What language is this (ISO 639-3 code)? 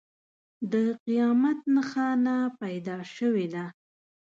pus